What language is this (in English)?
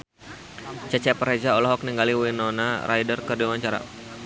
Sundanese